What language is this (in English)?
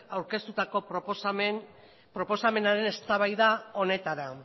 Basque